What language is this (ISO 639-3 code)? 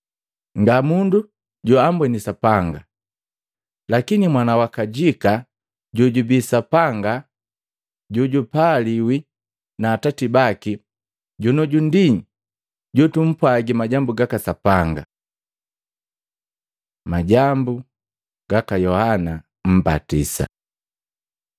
mgv